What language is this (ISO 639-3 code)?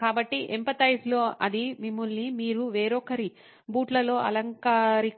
tel